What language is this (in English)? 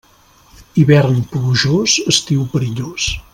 Catalan